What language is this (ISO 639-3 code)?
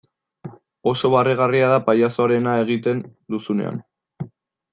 eus